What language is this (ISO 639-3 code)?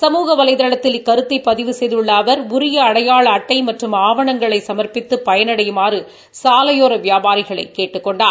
tam